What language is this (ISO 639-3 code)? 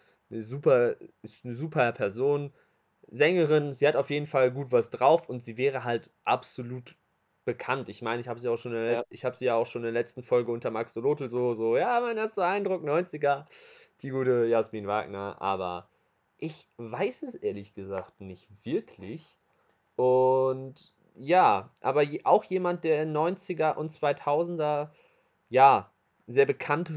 deu